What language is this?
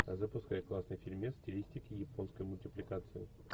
Russian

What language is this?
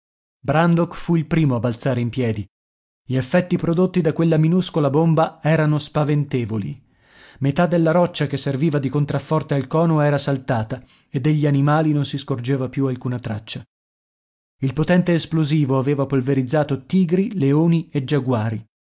Italian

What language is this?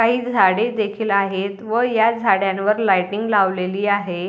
Marathi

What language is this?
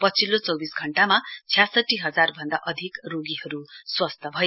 Nepali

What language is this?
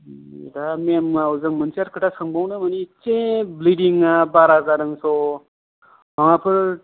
Bodo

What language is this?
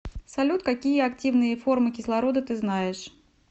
Russian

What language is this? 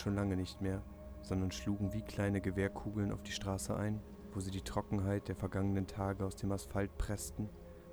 German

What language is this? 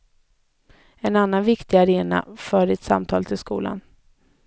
Swedish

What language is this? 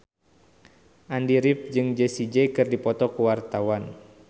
Sundanese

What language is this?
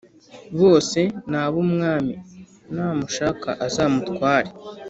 Kinyarwanda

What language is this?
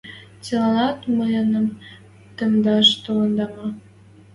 Western Mari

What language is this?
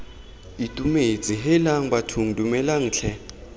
Tswana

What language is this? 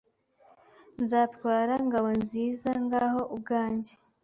Kinyarwanda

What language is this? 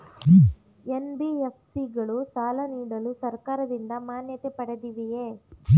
Kannada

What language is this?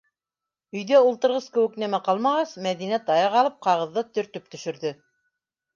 Bashkir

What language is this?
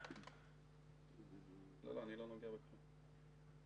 Hebrew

